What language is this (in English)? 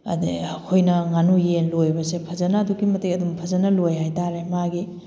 Manipuri